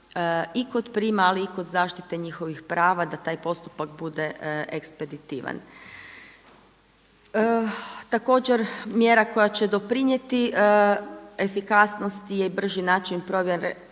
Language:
Croatian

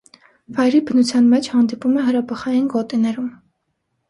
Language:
Armenian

